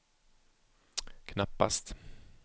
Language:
Swedish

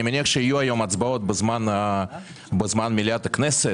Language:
Hebrew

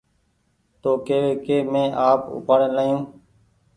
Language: Goaria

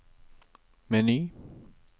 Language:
Norwegian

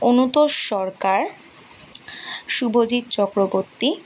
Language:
Bangla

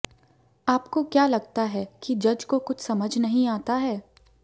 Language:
Hindi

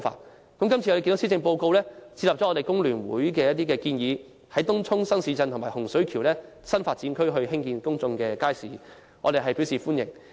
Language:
Cantonese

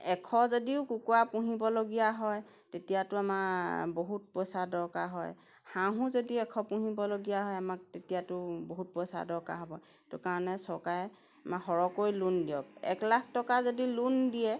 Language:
Assamese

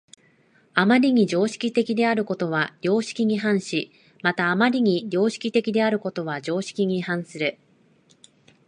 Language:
Japanese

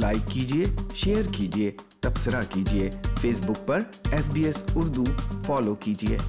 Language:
Urdu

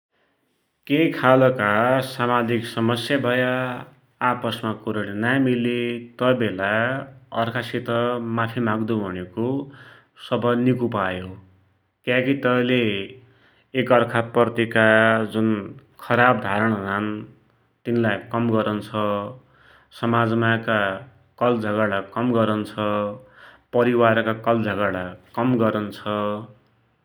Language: Dotyali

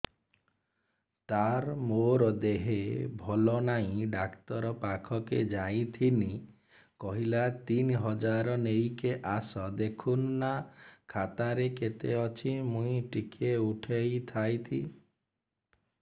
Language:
Odia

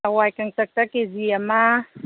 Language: Manipuri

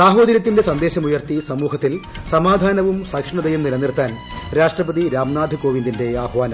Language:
Malayalam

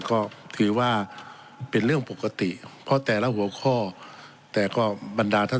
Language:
Thai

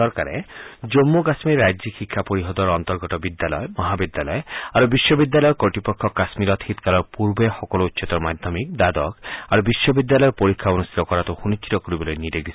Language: Assamese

